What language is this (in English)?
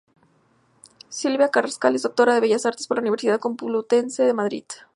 Spanish